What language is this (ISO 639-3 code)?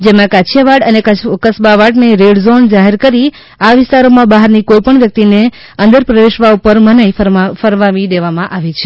guj